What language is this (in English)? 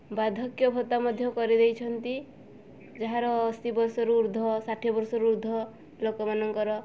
Odia